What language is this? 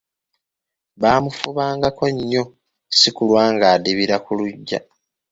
Ganda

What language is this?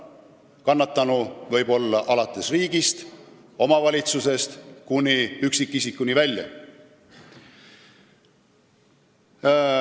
Estonian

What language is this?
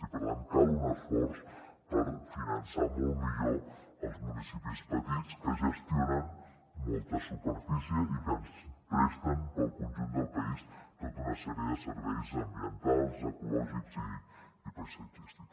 Catalan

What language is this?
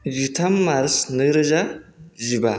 Bodo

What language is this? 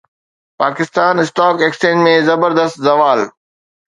Sindhi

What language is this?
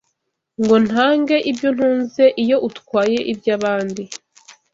Kinyarwanda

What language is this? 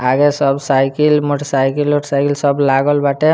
Bhojpuri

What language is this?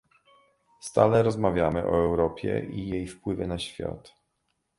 Polish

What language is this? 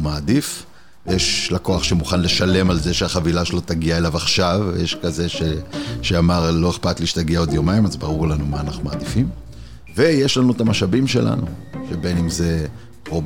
Hebrew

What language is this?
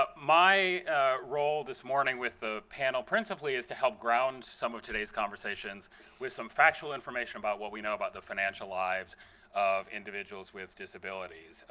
English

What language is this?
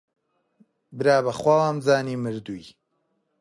Central Kurdish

